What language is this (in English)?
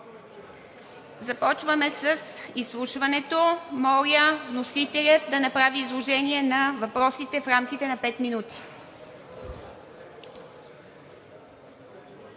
Bulgarian